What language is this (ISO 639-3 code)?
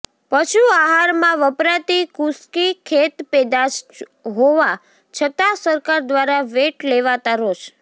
guj